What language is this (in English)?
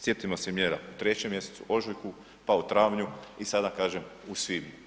Croatian